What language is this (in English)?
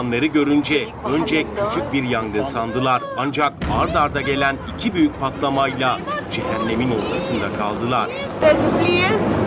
Turkish